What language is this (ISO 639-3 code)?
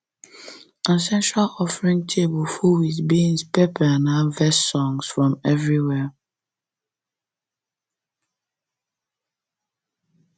pcm